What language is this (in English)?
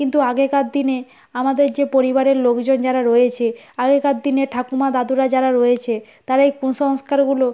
Bangla